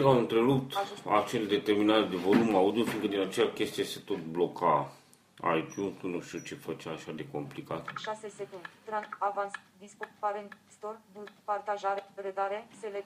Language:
Romanian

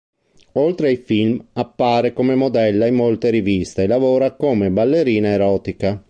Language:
Italian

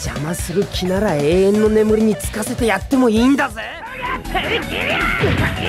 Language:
Japanese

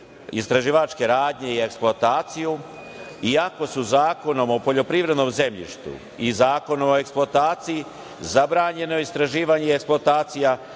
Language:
Serbian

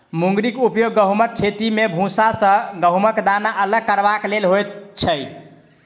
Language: Maithili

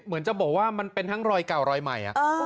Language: Thai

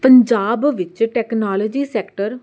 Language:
Punjabi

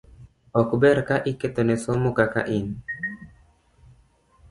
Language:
Luo (Kenya and Tanzania)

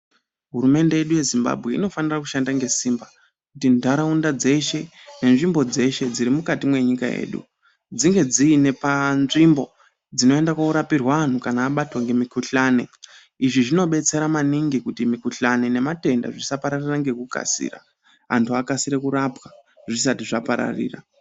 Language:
Ndau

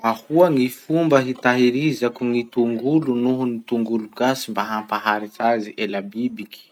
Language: Masikoro Malagasy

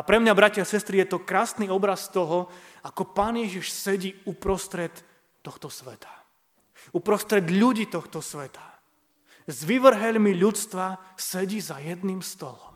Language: Slovak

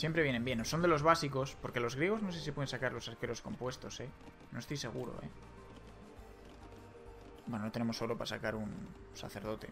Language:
Spanish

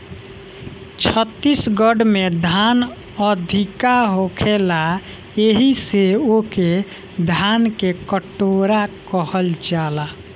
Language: Bhojpuri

